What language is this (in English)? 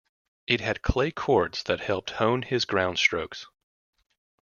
English